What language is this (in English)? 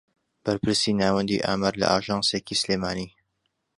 Central Kurdish